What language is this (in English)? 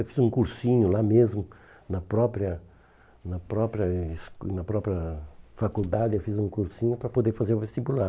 Portuguese